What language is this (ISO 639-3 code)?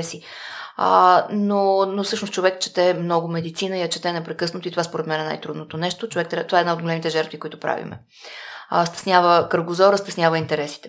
bul